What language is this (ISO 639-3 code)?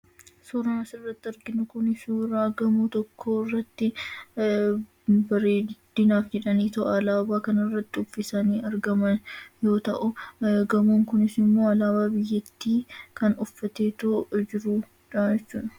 orm